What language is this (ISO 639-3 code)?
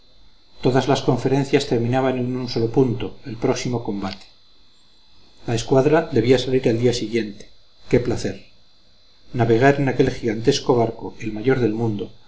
spa